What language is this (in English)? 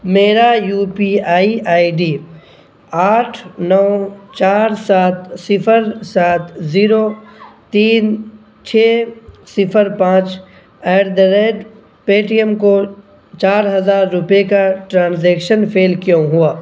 Urdu